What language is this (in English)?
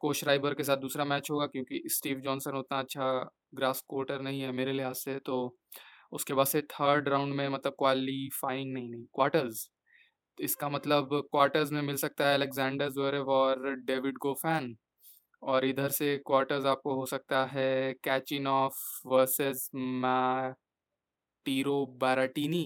Hindi